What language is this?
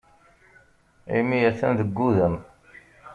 Kabyle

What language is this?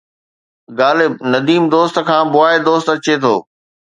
Sindhi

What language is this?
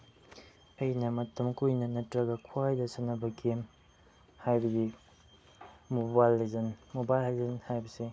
Manipuri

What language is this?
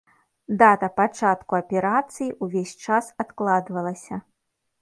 Belarusian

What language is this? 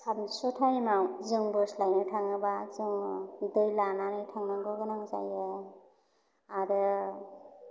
Bodo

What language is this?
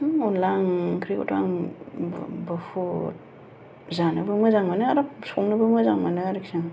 Bodo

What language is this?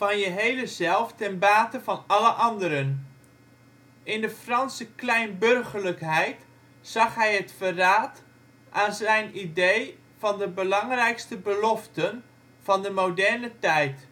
Dutch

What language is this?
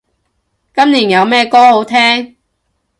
Cantonese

